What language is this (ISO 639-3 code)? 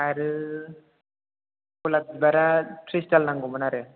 brx